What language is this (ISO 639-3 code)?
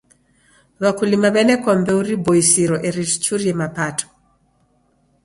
dav